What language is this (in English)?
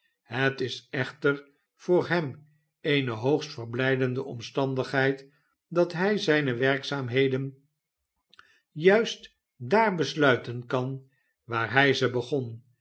Dutch